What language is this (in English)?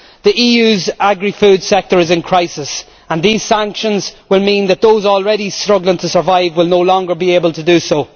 English